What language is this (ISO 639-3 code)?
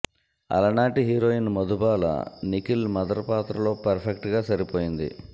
tel